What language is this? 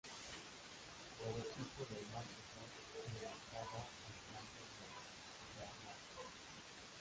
Spanish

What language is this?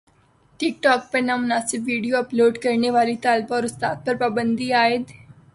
Urdu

